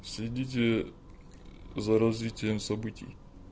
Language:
Russian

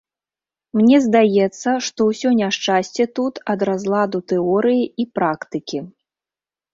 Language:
Belarusian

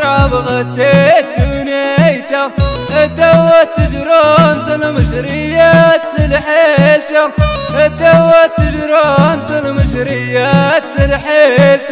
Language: Arabic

